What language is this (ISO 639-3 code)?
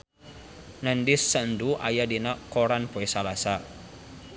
sun